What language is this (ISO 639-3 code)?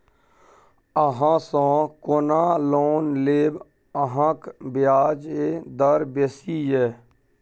mai